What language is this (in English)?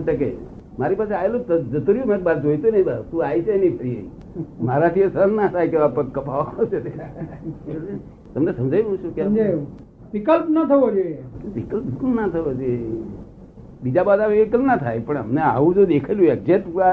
Gujarati